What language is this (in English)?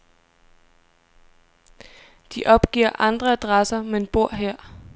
Danish